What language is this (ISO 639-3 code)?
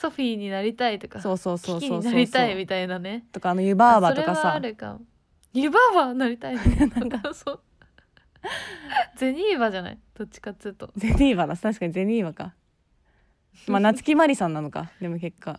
jpn